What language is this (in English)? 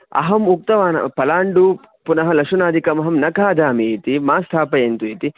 Sanskrit